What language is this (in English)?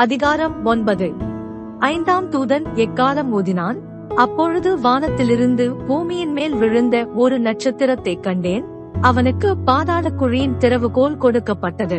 Tamil